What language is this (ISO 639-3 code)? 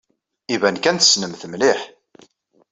kab